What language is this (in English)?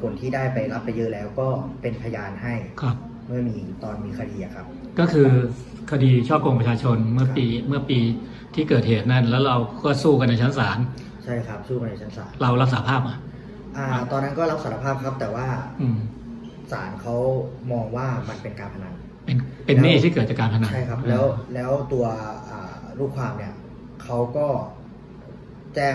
Thai